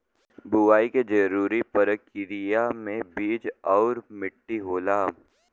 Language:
Bhojpuri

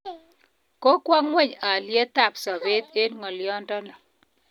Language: Kalenjin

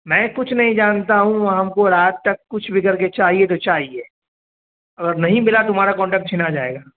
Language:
Urdu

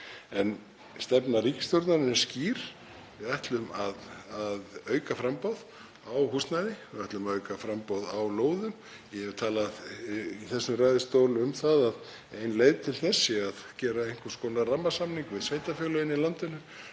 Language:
Icelandic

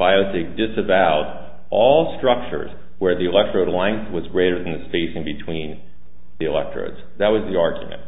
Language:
English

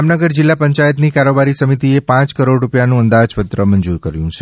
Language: Gujarati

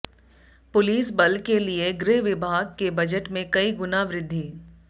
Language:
Hindi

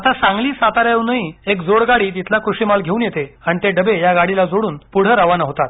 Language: Marathi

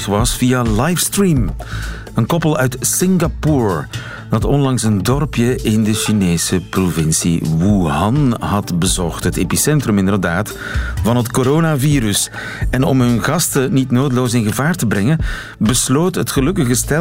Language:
Dutch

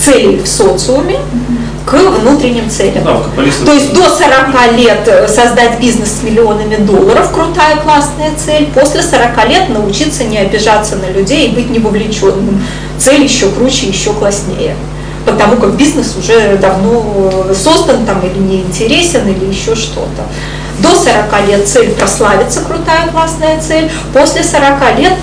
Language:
Russian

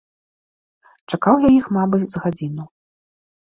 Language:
Belarusian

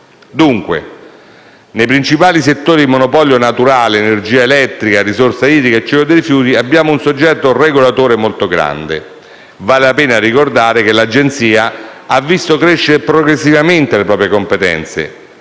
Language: Italian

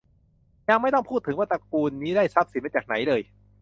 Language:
Thai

